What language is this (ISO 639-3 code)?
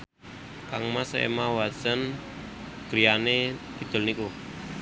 jav